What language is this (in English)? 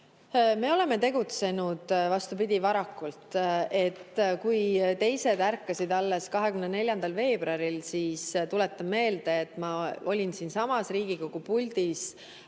Estonian